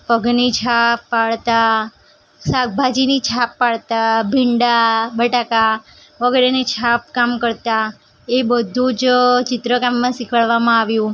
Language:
Gujarati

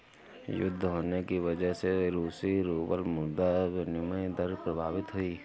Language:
Hindi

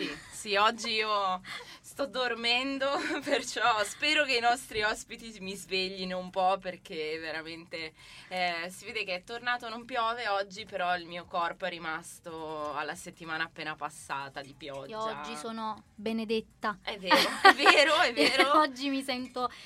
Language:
Italian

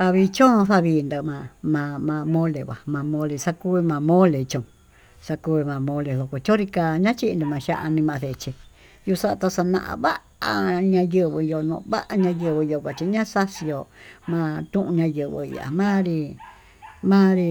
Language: Tututepec Mixtec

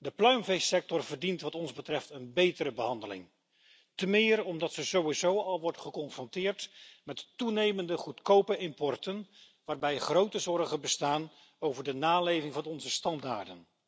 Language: Dutch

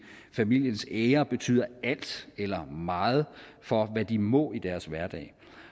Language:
Danish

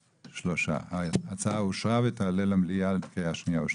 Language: Hebrew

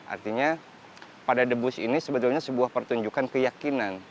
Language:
Indonesian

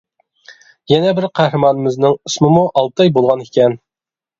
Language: Uyghur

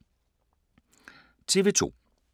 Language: Danish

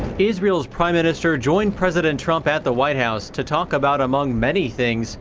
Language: English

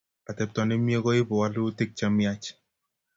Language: Kalenjin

